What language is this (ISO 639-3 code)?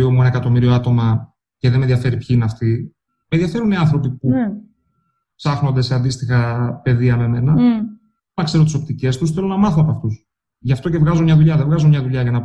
ell